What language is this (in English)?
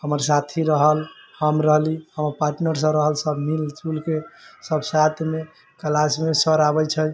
Maithili